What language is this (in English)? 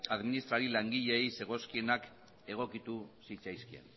Basque